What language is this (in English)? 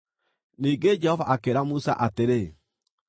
Kikuyu